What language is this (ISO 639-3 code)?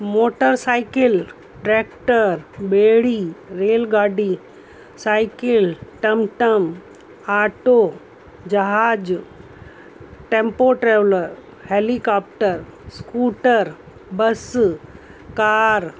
snd